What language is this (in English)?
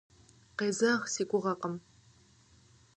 Kabardian